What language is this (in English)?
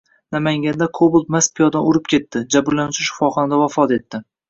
Uzbek